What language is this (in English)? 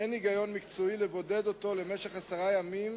Hebrew